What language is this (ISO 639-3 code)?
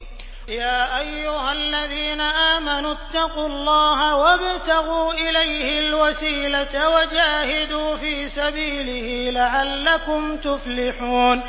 ara